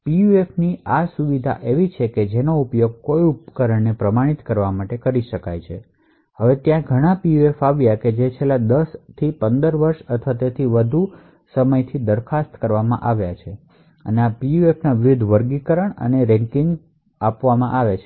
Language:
Gujarati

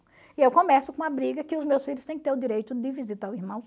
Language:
Portuguese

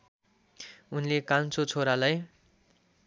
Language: Nepali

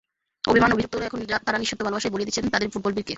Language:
Bangla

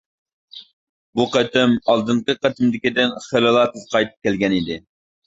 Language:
Uyghur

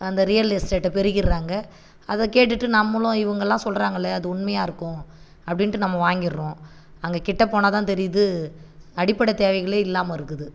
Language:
Tamil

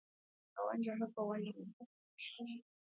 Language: Swahili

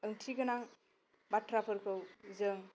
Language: Bodo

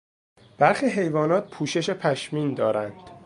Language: Persian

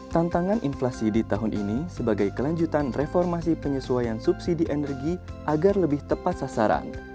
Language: Indonesian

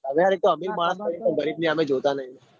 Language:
Gujarati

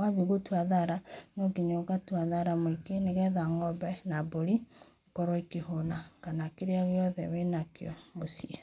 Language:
Kikuyu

